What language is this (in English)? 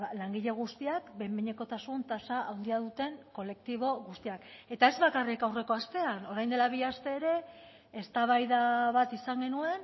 Basque